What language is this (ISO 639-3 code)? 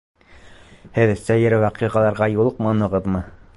bak